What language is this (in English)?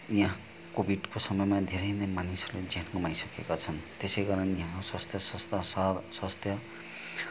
Nepali